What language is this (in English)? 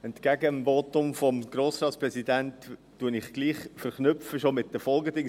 Swiss German